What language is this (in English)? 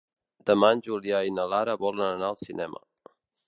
Catalan